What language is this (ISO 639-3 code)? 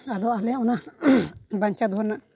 sat